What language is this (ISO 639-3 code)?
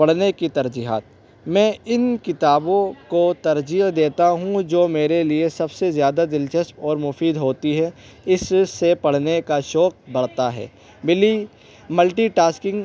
urd